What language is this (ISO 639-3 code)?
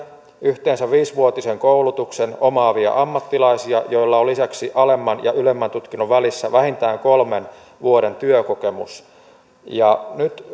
fin